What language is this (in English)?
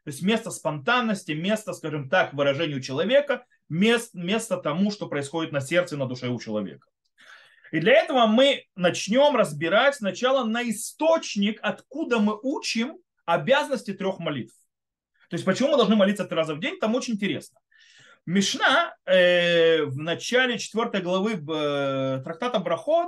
Russian